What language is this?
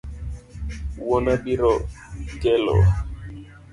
Luo (Kenya and Tanzania)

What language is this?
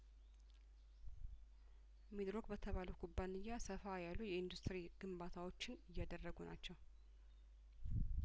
Amharic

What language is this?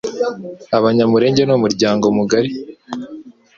Kinyarwanda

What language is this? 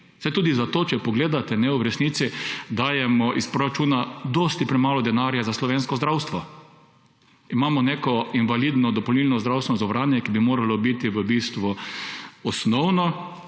Slovenian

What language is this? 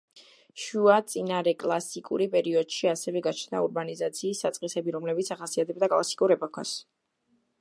Georgian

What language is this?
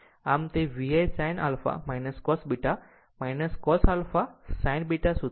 Gujarati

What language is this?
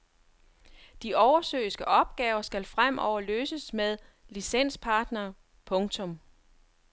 Danish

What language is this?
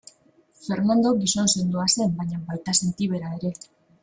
Basque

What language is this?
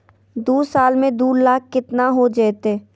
Magahi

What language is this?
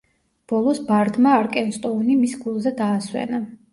Georgian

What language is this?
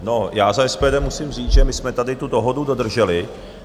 Czech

